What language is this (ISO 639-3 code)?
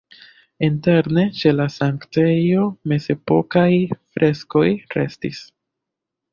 epo